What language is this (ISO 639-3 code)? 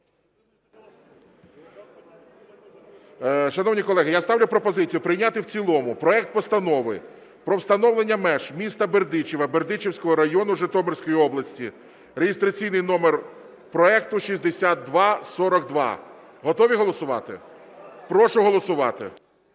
ukr